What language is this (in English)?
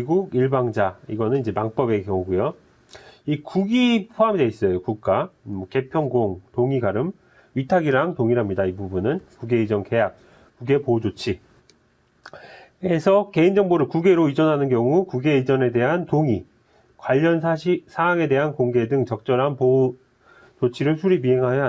Korean